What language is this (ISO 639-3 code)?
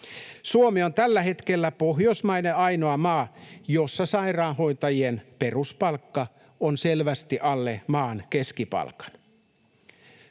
fin